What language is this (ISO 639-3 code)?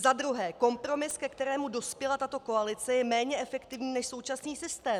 ces